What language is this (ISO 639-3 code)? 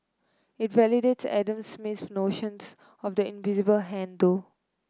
eng